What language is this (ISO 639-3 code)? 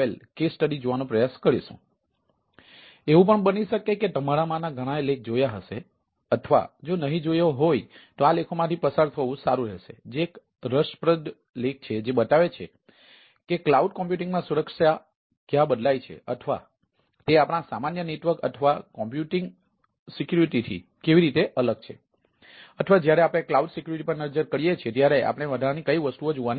guj